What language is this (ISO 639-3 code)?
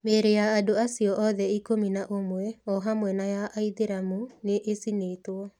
kik